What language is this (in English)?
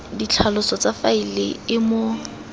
Tswana